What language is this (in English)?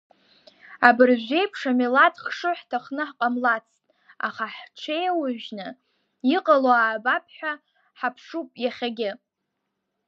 Abkhazian